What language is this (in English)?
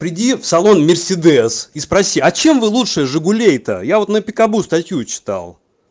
Russian